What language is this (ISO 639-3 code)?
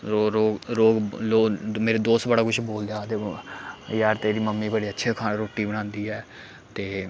doi